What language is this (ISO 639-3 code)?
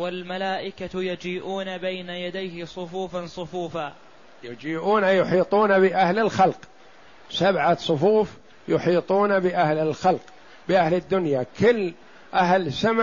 ara